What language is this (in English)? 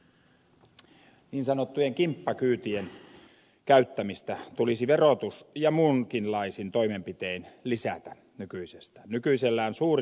Finnish